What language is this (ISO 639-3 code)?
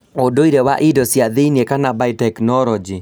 kik